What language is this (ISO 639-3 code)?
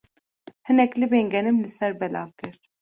kur